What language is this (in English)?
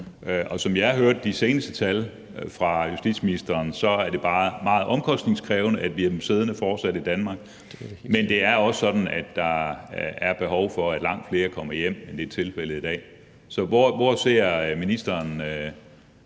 Danish